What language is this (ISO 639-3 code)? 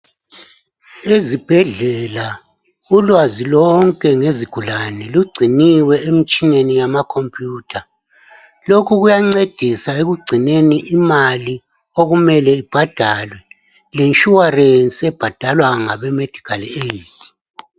nde